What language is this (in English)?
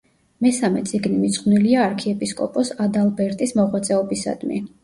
Georgian